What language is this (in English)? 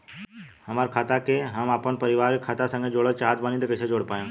Bhojpuri